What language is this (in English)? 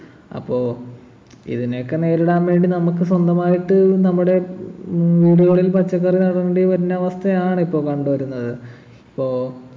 Malayalam